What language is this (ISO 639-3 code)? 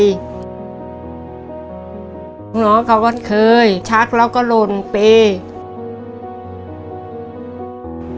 tha